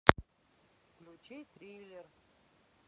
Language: Russian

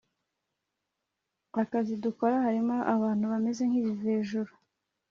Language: Kinyarwanda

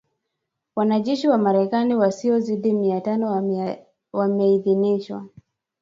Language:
Swahili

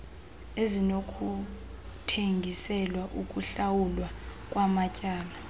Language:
Xhosa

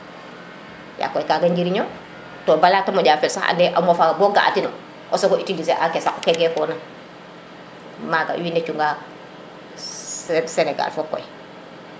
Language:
Serer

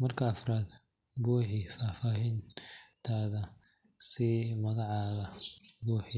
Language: Somali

